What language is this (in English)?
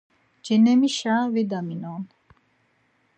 Laz